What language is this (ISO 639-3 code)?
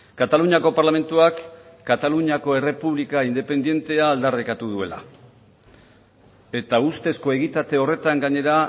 eus